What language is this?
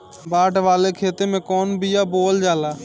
Bhojpuri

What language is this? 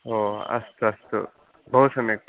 Sanskrit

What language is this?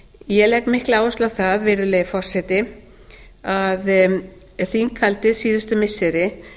Icelandic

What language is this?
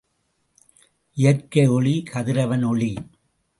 Tamil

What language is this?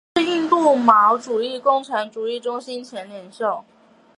Chinese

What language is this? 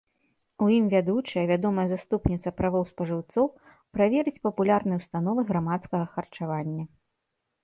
Belarusian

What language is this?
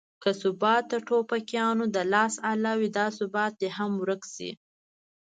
Pashto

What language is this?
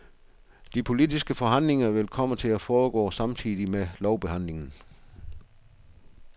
Danish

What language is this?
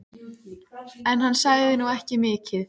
Icelandic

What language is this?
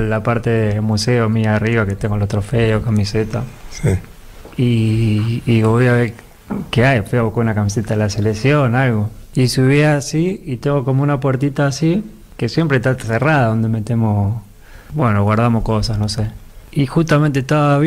Spanish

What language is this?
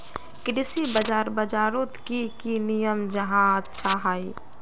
Magahi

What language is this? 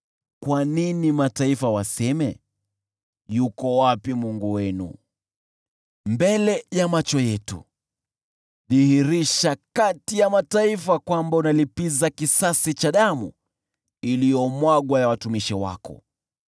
Swahili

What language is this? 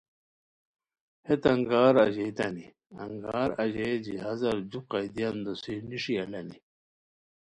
Khowar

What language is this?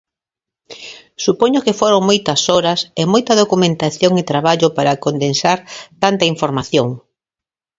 Galician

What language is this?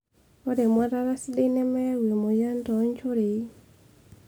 Masai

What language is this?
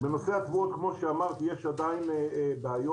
Hebrew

